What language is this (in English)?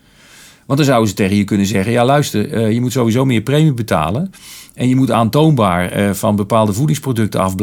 Dutch